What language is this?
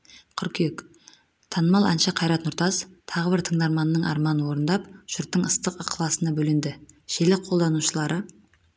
Kazakh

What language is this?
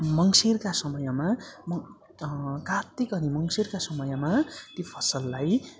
Nepali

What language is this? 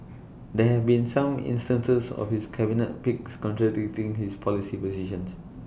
English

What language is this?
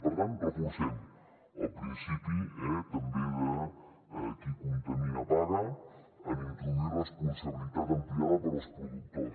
Catalan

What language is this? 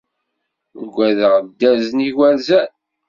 Kabyle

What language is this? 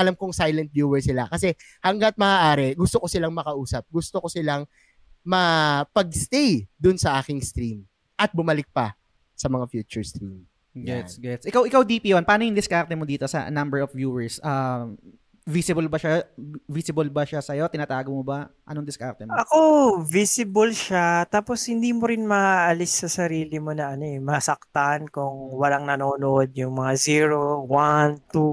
Filipino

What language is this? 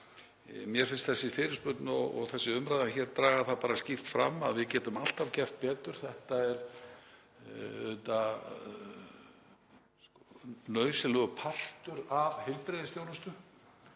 Icelandic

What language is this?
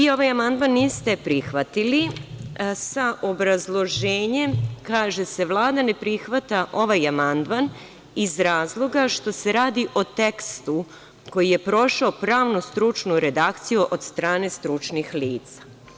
Serbian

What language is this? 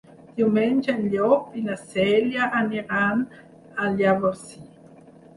Catalan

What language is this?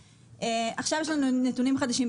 Hebrew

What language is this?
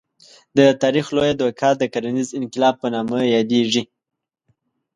Pashto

